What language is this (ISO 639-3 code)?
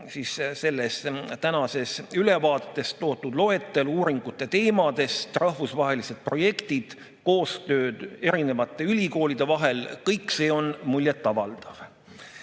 est